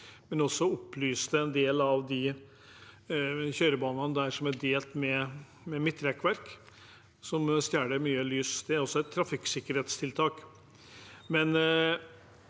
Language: Norwegian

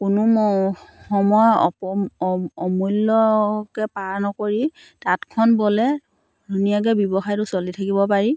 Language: Assamese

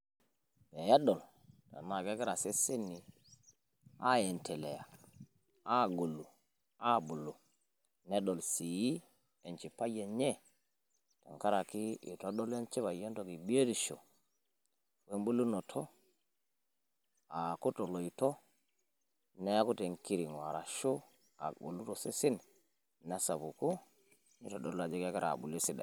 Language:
Masai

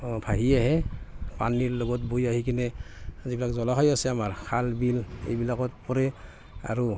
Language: Assamese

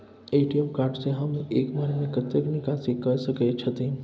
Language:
Maithili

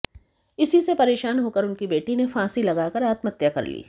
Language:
Hindi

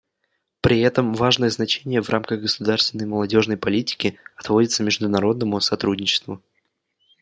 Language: Russian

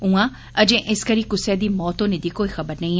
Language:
Dogri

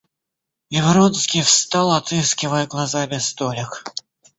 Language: Russian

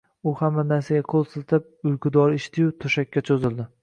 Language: Uzbek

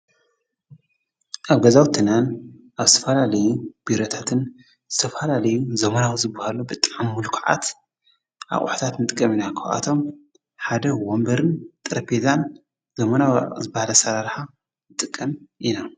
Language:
Tigrinya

